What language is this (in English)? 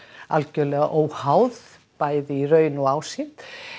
Icelandic